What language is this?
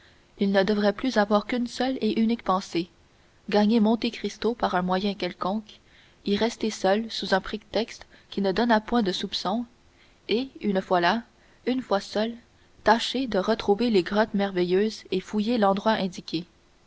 French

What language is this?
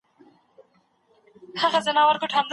Pashto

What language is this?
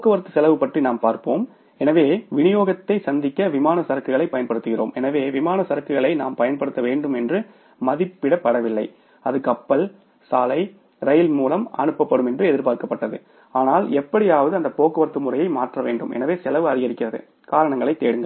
Tamil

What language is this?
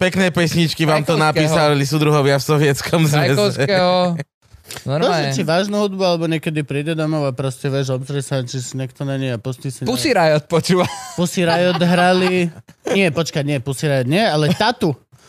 Slovak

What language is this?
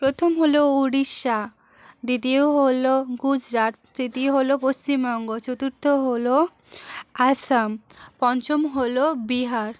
Bangla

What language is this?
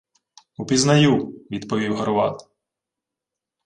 Ukrainian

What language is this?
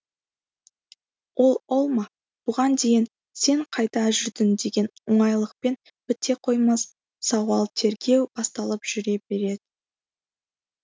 Kazakh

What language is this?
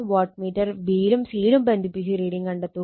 Malayalam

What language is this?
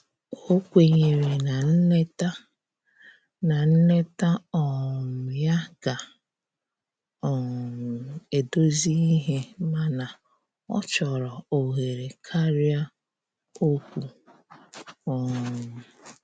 Igbo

